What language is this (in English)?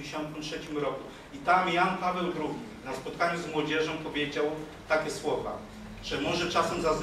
Polish